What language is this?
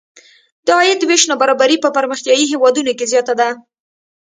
Pashto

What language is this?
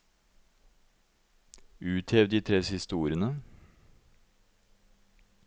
Norwegian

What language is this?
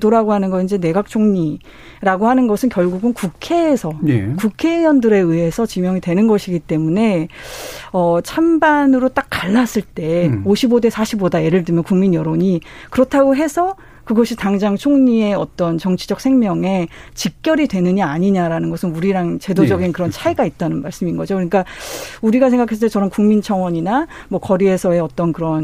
Korean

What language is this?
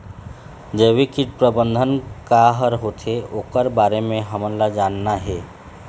Chhattisgarhi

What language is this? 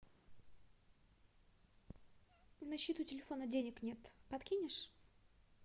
Russian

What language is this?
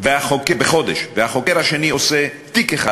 Hebrew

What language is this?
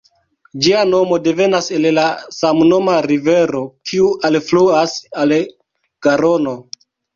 Esperanto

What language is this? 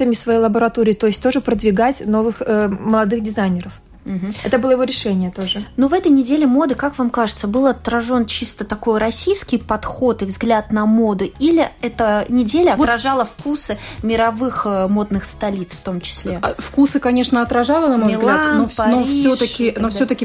Russian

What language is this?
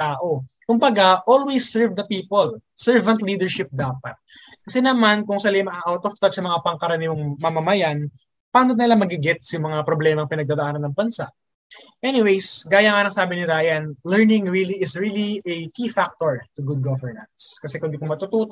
Filipino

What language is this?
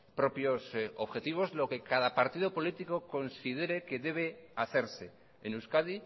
Spanish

